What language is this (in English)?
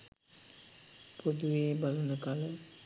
Sinhala